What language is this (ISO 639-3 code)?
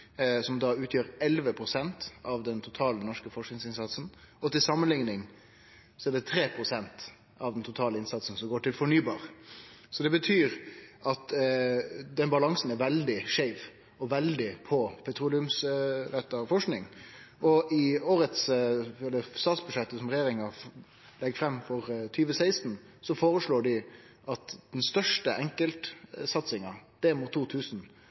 nno